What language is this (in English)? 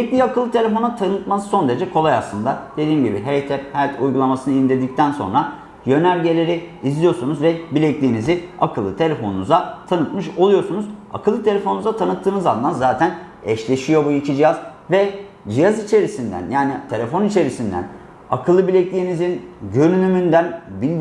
Turkish